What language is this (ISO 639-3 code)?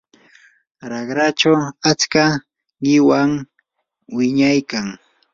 qur